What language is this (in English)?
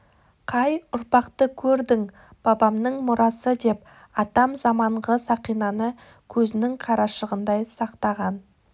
Kazakh